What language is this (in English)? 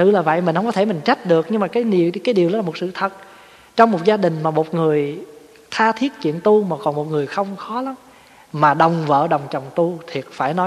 Vietnamese